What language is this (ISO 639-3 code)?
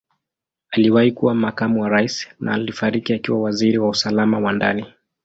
swa